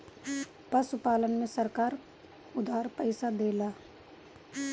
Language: Bhojpuri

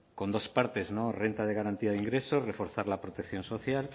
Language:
Spanish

